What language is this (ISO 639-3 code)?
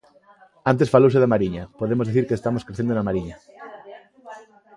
glg